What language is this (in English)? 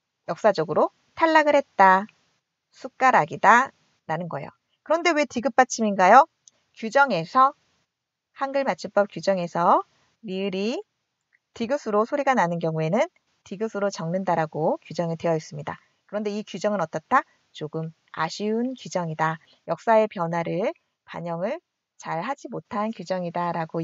Korean